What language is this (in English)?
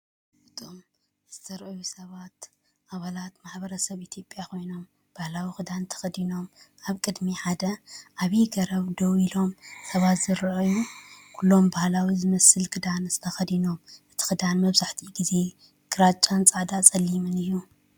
Tigrinya